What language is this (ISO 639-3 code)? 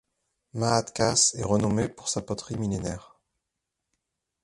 fra